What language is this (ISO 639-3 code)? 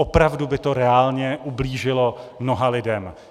ces